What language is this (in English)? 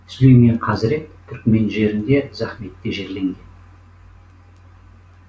Kazakh